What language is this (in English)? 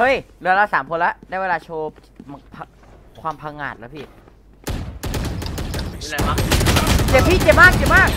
Thai